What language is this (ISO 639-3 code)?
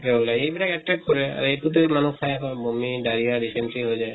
asm